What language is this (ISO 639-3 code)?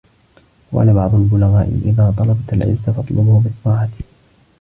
ara